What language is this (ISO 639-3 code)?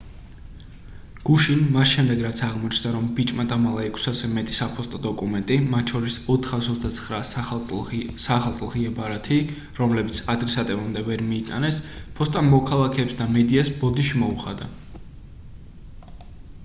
kat